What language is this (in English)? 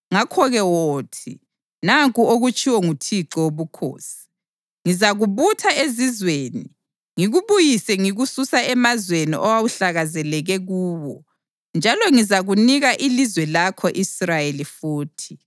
North Ndebele